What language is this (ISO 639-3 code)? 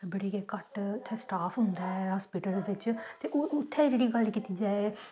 doi